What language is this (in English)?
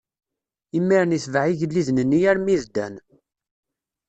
Kabyle